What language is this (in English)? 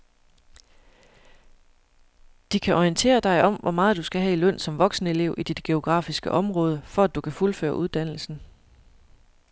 Danish